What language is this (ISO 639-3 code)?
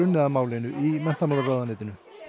isl